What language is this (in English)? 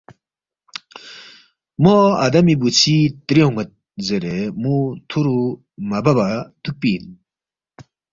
Balti